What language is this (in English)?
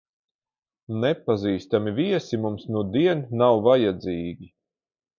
Latvian